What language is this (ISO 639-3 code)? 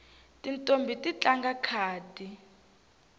tso